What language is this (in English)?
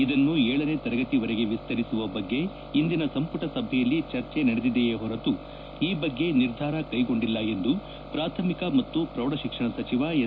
Kannada